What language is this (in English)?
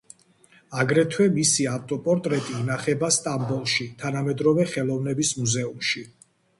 Georgian